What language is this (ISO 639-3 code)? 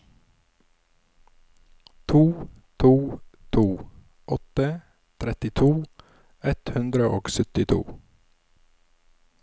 nor